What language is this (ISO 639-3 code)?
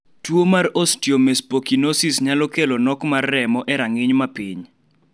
luo